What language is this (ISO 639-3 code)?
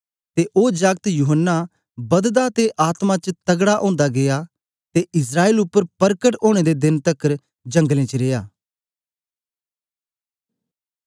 doi